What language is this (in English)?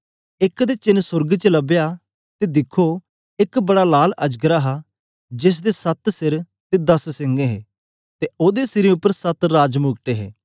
Dogri